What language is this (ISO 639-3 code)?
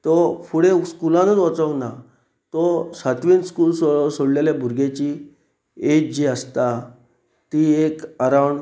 kok